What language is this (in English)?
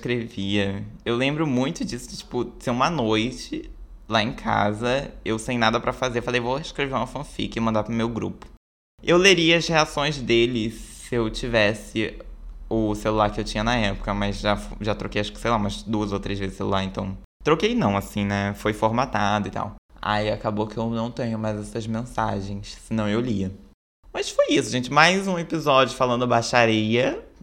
Portuguese